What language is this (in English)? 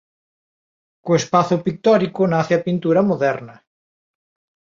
Galician